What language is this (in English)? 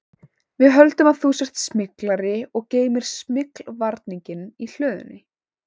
Icelandic